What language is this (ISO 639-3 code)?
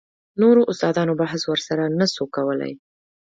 pus